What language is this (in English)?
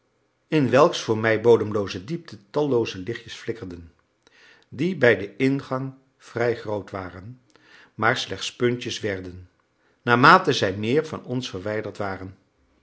Dutch